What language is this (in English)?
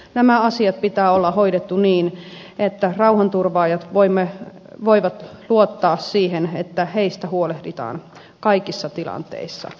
Finnish